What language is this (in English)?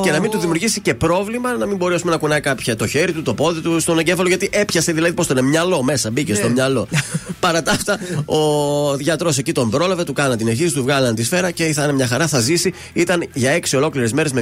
Greek